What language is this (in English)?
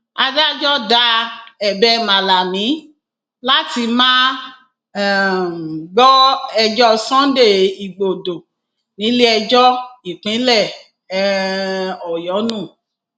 Yoruba